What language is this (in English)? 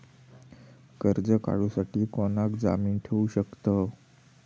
Marathi